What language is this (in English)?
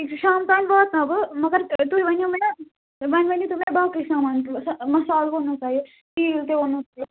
Kashmiri